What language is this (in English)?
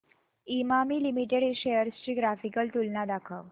Marathi